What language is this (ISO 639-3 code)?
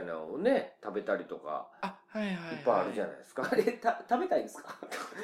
jpn